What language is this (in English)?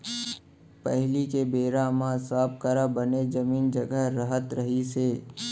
Chhattisgarhi